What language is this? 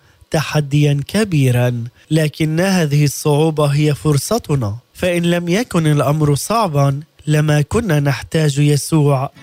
Arabic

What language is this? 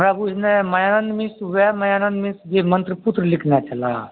Maithili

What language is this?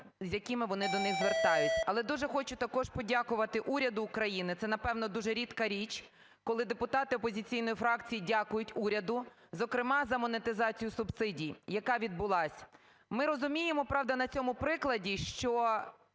Ukrainian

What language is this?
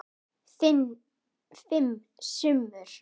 Icelandic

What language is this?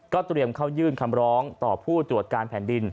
Thai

